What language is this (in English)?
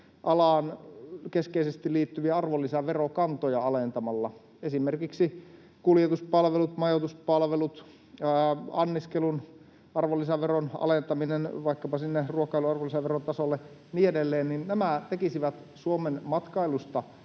Finnish